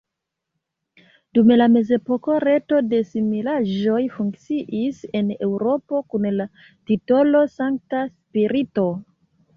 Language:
Esperanto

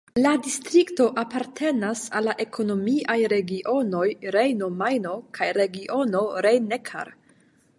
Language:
Esperanto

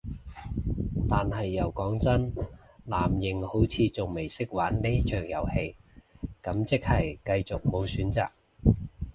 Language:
Cantonese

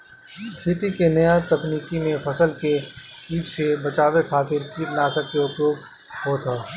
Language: Bhojpuri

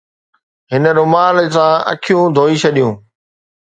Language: Sindhi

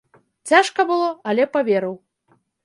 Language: Belarusian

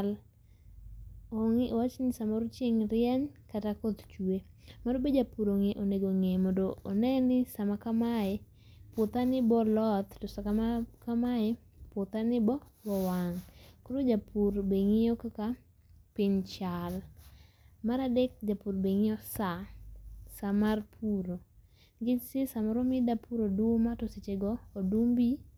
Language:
Luo (Kenya and Tanzania)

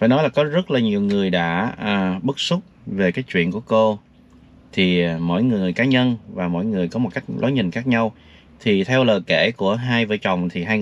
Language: Vietnamese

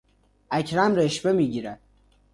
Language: Persian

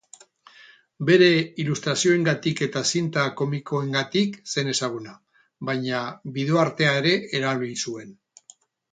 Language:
Basque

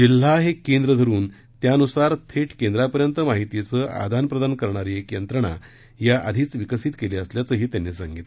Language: Marathi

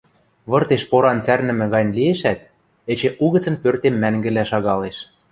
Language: Western Mari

